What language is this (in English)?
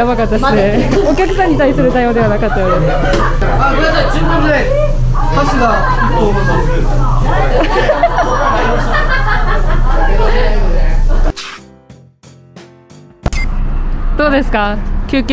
Japanese